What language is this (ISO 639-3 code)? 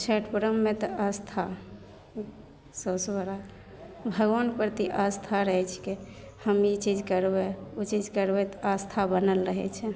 mai